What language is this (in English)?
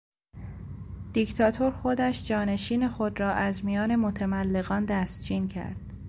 Persian